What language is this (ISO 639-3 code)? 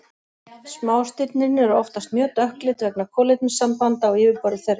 isl